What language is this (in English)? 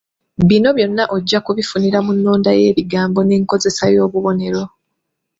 Ganda